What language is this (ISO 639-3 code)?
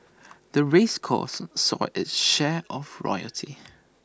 eng